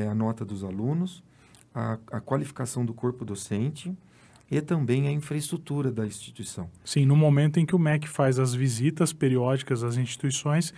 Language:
Portuguese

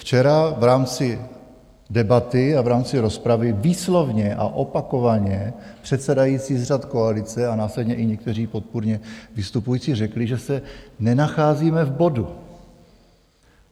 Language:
Czech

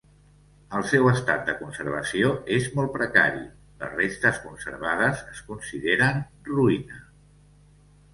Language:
Catalan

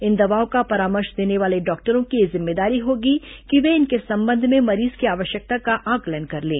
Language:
Hindi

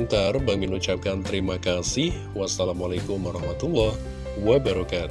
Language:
Indonesian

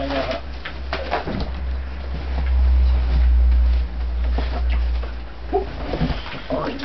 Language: Japanese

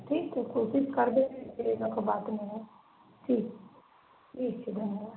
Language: Maithili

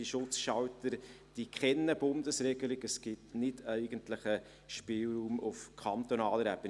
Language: Swiss German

